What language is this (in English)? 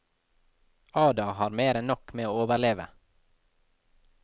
Norwegian